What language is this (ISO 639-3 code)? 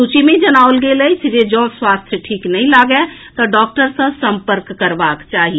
mai